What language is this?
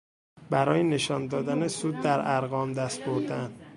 Persian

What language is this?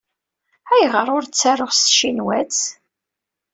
Kabyle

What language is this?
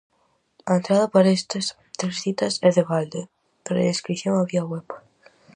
Galician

